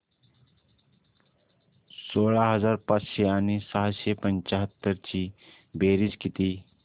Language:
Marathi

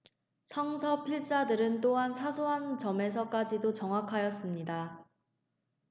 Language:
Korean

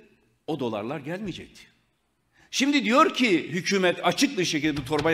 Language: Turkish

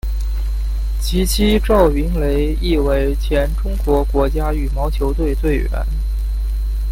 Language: Chinese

